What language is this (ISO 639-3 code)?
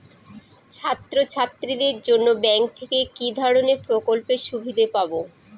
ben